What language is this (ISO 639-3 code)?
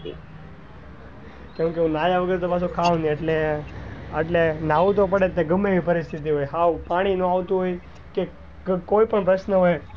guj